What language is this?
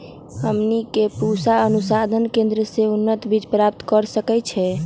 Magahi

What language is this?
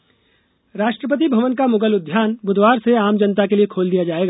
Hindi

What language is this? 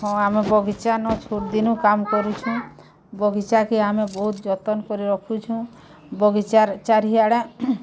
Odia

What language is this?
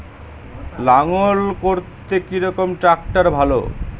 Bangla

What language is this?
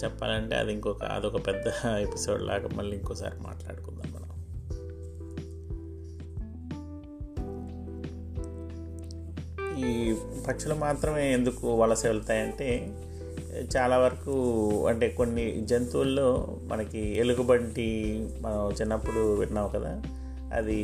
Telugu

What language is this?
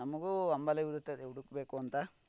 Kannada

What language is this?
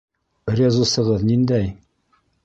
Bashkir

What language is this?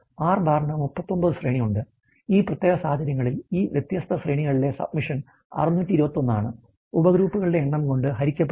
Malayalam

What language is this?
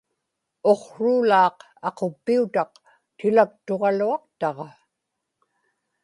Inupiaq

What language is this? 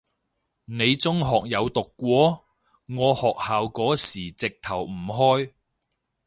Cantonese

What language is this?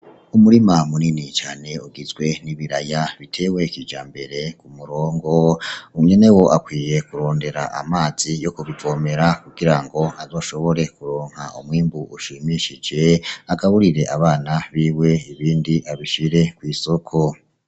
Rundi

